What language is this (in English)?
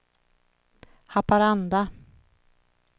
Swedish